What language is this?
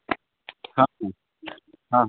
Maithili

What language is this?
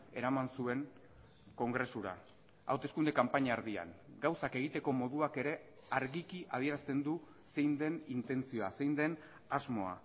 Basque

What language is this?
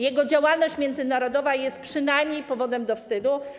Polish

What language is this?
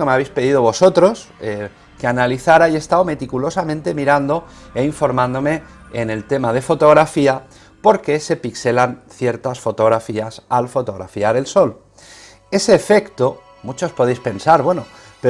Spanish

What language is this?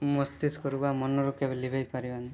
Odia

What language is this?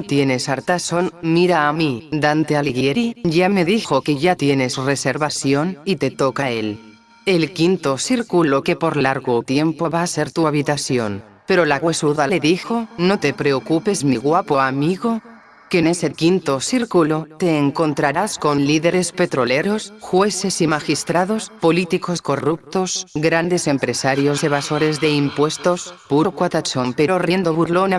Spanish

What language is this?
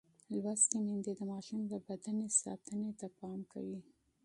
Pashto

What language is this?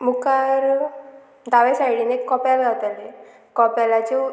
Konkani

